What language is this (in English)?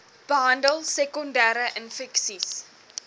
Afrikaans